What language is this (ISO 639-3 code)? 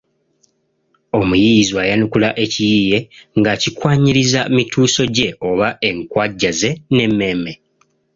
lug